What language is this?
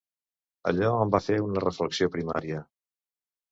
Catalan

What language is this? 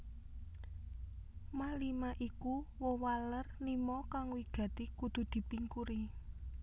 Javanese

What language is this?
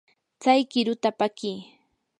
Yanahuanca Pasco Quechua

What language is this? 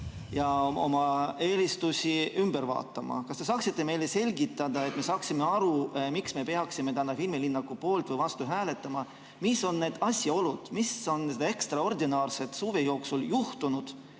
Estonian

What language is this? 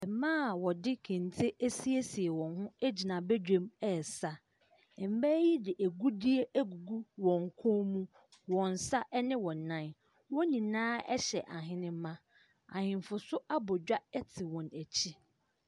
Akan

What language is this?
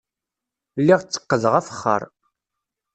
Kabyle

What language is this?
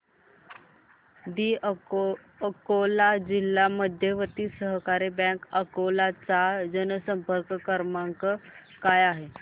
Marathi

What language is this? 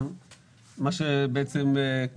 Hebrew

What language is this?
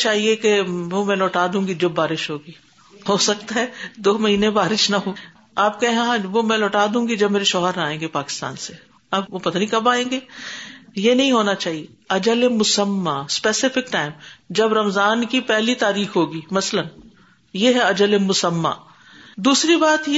Urdu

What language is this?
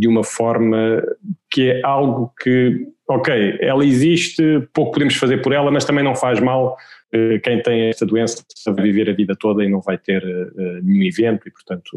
Portuguese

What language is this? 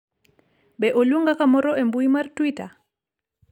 Luo (Kenya and Tanzania)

